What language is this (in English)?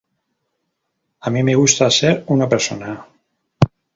Spanish